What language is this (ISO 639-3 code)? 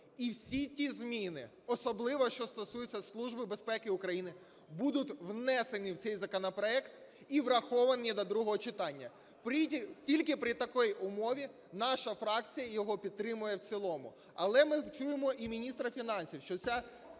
ukr